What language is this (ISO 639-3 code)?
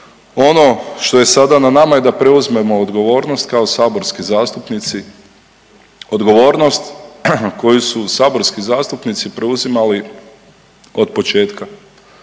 hrv